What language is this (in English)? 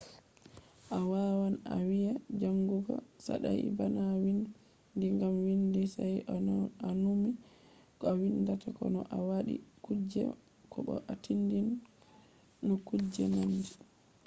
Fula